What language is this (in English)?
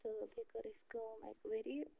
Kashmiri